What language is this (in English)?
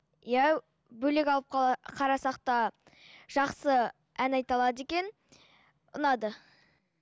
Kazakh